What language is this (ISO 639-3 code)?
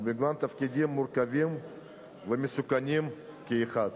heb